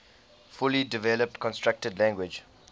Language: English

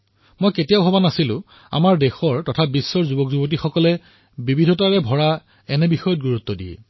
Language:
Assamese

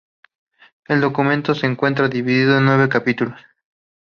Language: Spanish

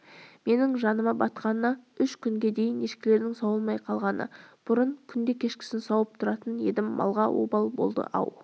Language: Kazakh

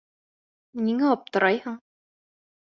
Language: Bashkir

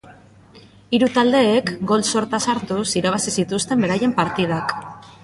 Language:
Basque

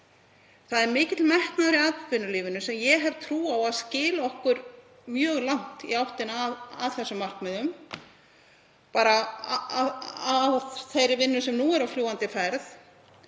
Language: Icelandic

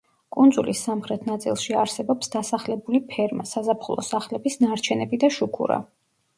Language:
Georgian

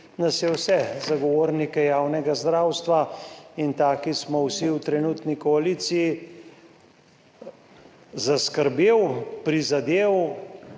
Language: Slovenian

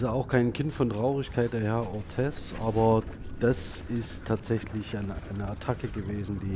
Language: German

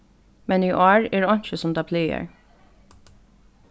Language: Faroese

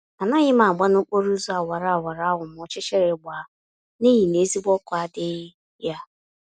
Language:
Igbo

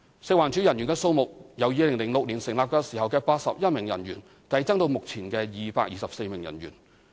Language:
Cantonese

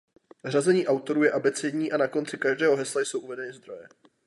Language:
Czech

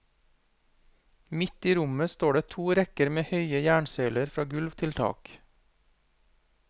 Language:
Norwegian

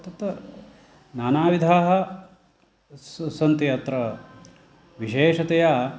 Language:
Sanskrit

